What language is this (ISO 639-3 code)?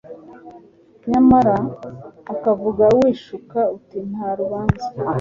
kin